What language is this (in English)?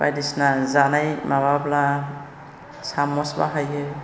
Bodo